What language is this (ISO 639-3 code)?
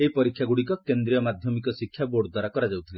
ori